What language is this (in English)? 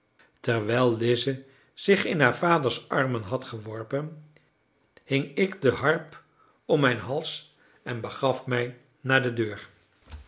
Dutch